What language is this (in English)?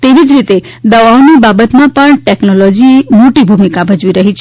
Gujarati